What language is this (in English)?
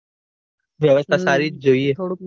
Gujarati